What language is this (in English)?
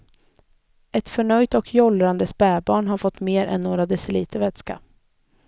Swedish